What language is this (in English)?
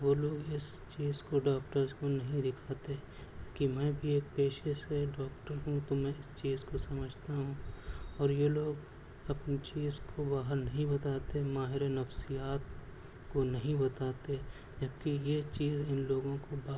Urdu